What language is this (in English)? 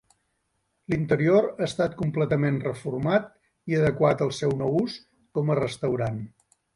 Catalan